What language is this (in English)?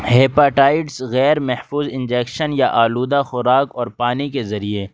Urdu